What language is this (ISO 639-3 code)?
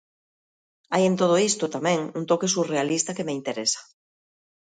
glg